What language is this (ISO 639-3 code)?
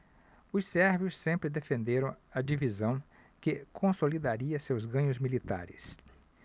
por